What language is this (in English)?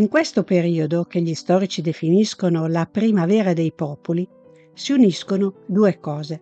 Italian